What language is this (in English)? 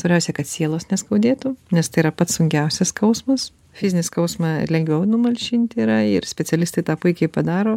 Lithuanian